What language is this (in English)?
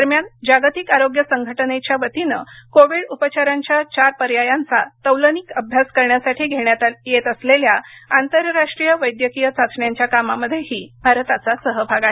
Marathi